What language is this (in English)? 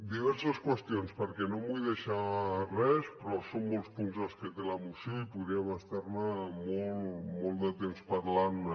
Catalan